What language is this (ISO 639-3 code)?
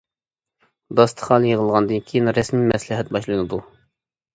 uig